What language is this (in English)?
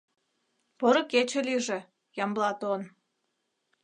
Mari